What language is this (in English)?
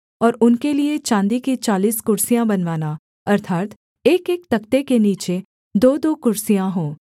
Hindi